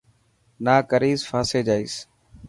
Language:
Dhatki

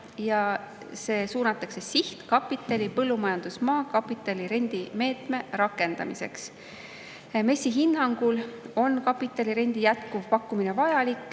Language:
Estonian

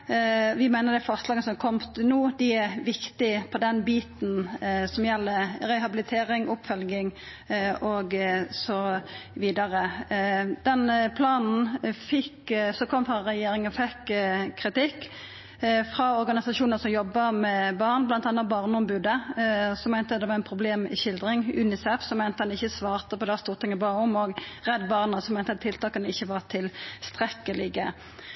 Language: Norwegian Nynorsk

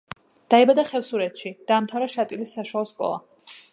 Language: Georgian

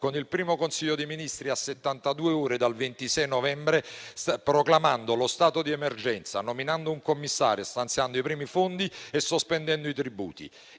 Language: Italian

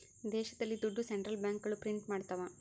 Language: Kannada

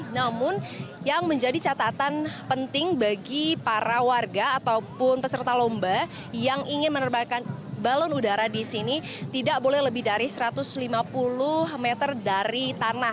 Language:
Indonesian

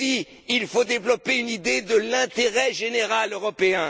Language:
French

